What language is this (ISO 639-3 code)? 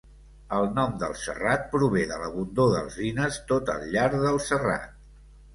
cat